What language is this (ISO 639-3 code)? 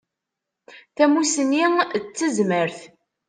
kab